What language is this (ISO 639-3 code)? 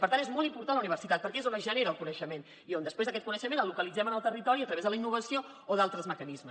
cat